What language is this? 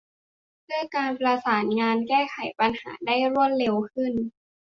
Thai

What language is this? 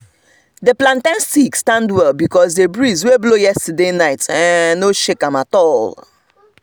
Nigerian Pidgin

